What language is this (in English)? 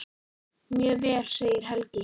Icelandic